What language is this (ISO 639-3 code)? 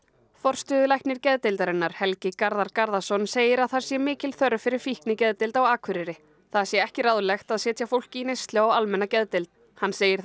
isl